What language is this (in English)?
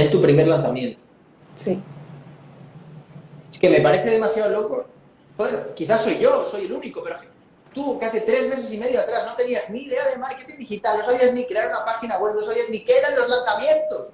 Spanish